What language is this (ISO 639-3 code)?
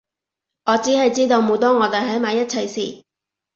yue